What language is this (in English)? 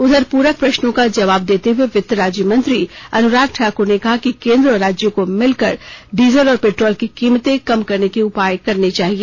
Hindi